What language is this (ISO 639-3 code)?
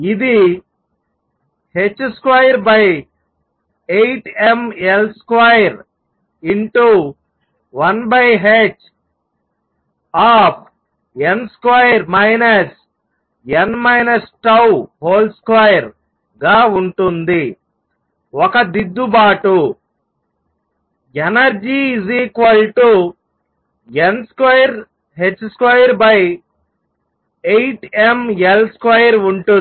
tel